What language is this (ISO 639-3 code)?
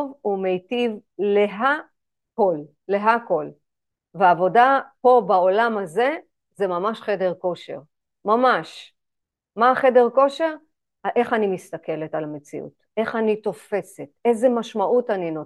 heb